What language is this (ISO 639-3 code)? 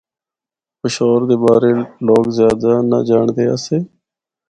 hno